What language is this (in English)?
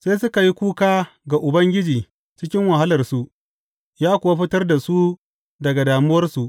Hausa